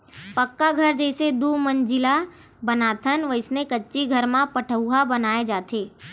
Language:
Chhattisgarhi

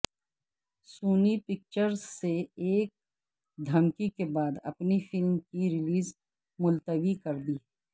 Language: Urdu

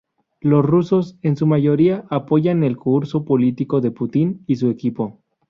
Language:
Spanish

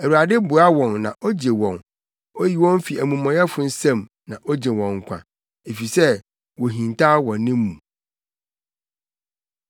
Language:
Akan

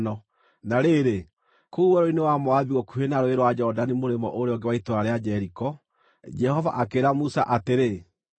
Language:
Kikuyu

